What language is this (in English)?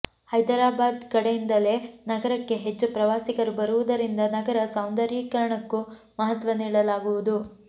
Kannada